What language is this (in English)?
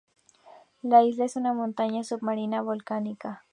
Spanish